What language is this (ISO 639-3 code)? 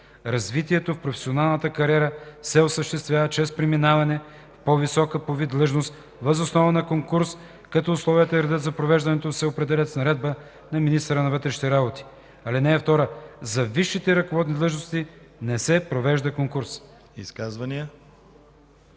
bul